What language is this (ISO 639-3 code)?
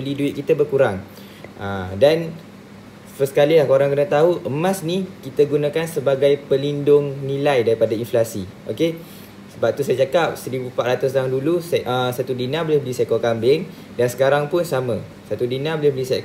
msa